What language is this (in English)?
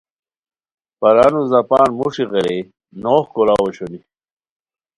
Khowar